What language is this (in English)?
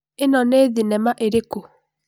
Kikuyu